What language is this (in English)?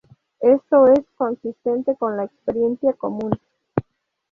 Spanish